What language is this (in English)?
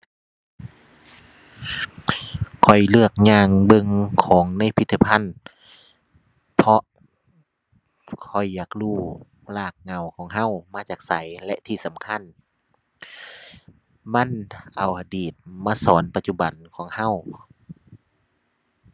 Thai